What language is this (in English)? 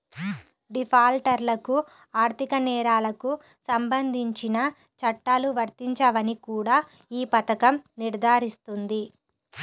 Telugu